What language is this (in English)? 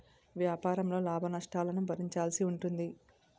Telugu